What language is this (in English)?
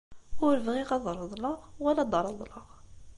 Kabyle